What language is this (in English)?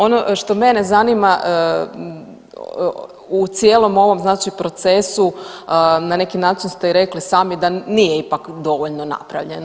Croatian